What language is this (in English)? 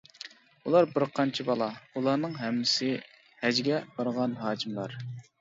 Uyghur